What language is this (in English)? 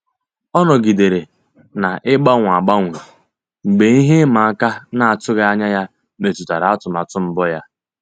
Igbo